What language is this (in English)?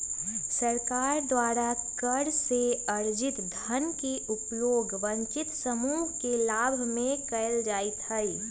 Magahi